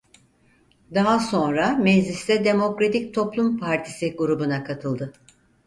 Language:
Turkish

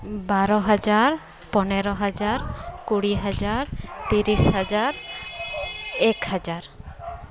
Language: Santali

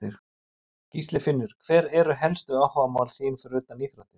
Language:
Icelandic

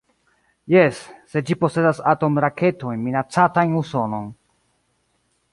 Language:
Esperanto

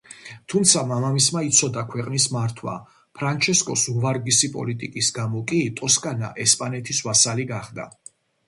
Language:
Georgian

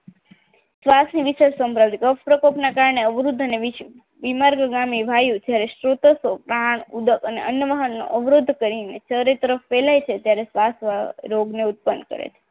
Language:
Gujarati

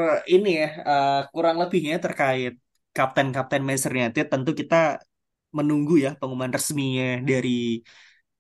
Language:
Indonesian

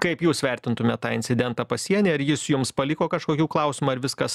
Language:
Lithuanian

